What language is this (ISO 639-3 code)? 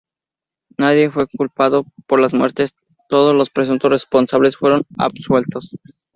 spa